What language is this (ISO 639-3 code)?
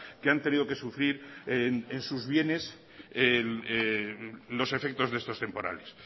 spa